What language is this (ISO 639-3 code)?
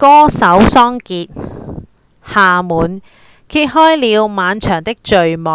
yue